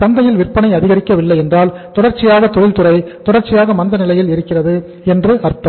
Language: Tamil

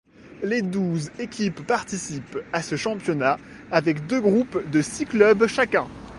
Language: French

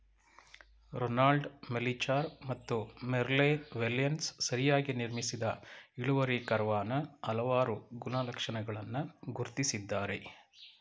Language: Kannada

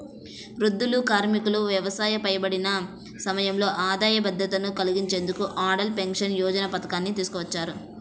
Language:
Telugu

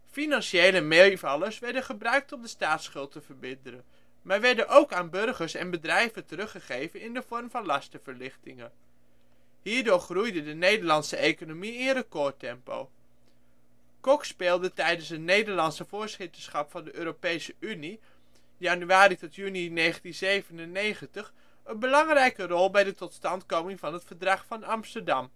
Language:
Dutch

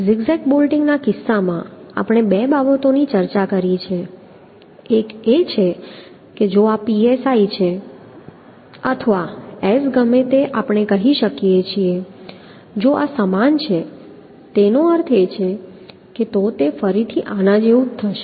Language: Gujarati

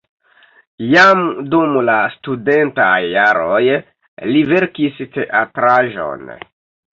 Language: Esperanto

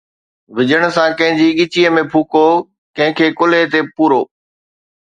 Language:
Sindhi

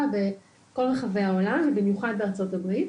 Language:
Hebrew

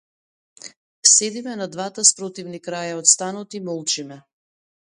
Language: Macedonian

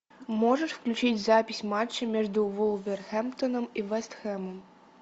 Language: Russian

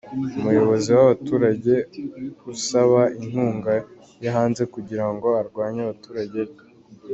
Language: Kinyarwanda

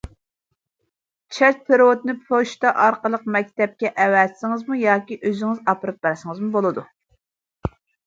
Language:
Uyghur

